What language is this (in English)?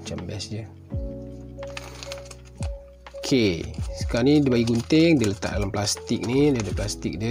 Malay